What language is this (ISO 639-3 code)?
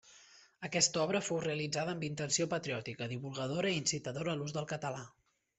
cat